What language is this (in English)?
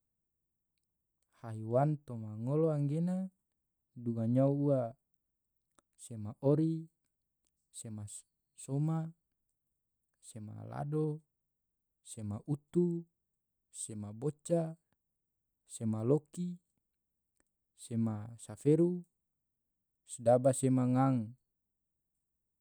Tidore